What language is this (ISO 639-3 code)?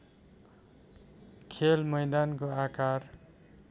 nep